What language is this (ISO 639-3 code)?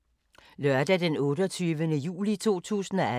dan